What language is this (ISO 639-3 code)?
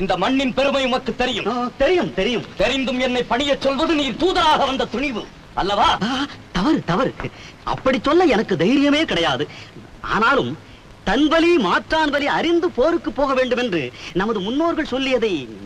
tam